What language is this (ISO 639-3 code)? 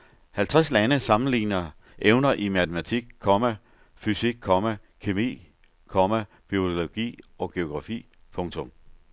dan